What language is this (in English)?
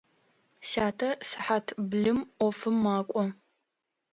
Adyghe